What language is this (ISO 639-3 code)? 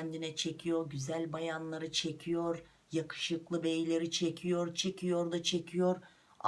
tur